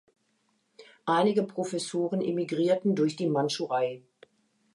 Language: German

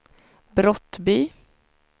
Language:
Swedish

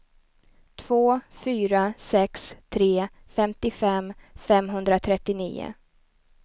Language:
Swedish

